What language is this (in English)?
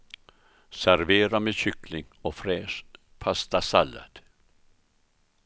Swedish